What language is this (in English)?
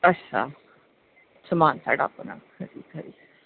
Dogri